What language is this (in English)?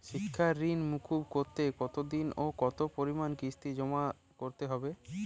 Bangla